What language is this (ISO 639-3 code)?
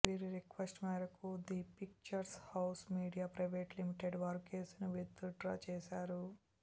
tel